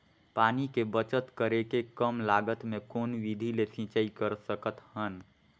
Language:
Chhattisgarhi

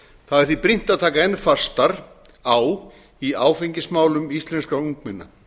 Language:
Icelandic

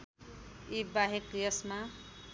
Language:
Nepali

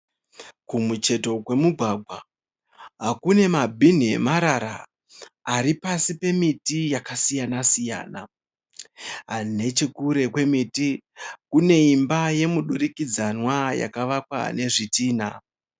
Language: Shona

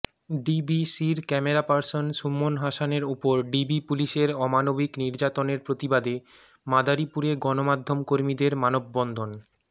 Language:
Bangla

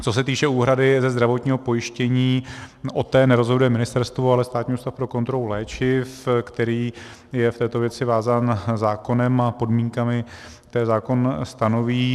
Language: Czech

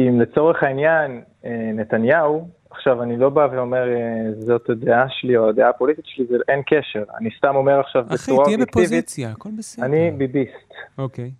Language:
Hebrew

